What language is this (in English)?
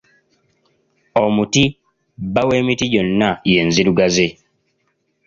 Ganda